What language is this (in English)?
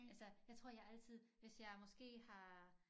Danish